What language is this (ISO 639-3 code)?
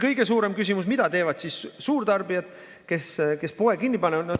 est